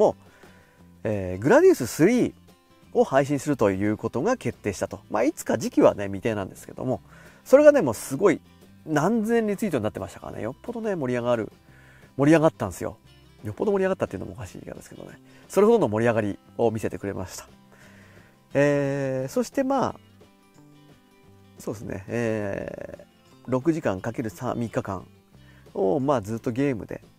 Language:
Japanese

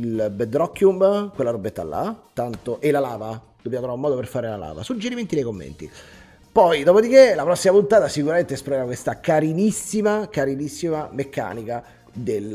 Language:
Italian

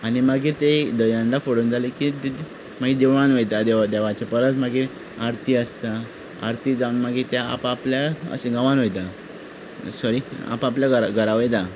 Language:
Konkani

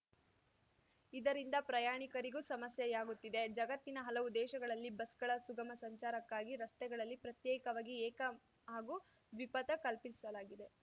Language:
Kannada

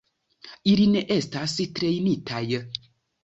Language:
Esperanto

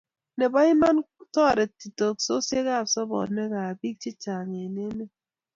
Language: Kalenjin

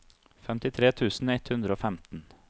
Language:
Norwegian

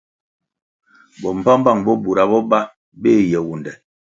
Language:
Kwasio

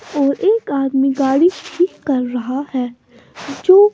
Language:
Hindi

